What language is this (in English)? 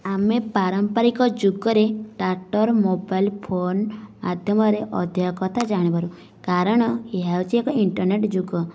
Odia